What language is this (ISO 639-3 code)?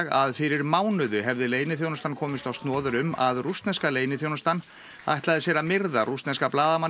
isl